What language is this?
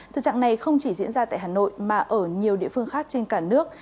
Vietnamese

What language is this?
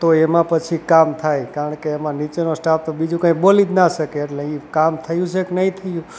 Gujarati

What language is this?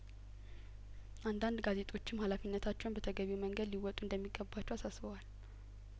Amharic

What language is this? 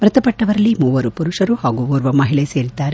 Kannada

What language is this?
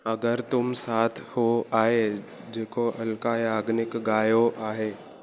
Sindhi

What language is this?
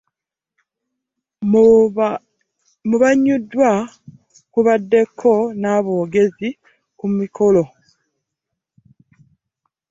Ganda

